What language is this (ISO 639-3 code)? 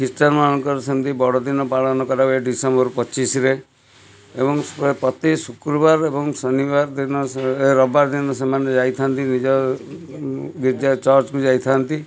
ori